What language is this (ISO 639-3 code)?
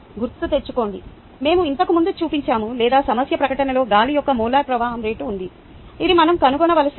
tel